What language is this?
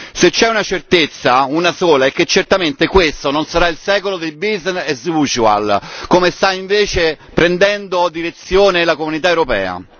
Italian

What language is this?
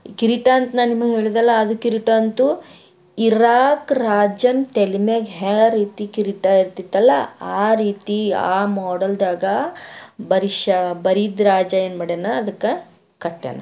Kannada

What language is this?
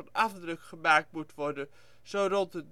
Dutch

